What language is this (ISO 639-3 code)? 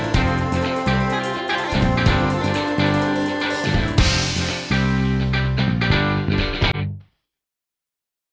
ind